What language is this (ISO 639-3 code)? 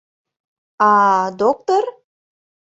chm